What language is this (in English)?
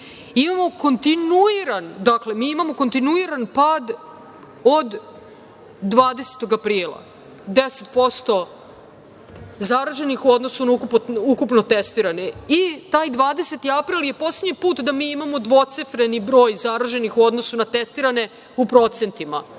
Serbian